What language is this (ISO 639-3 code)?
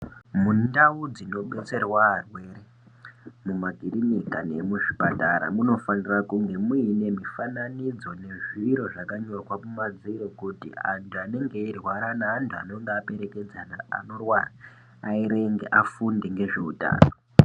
ndc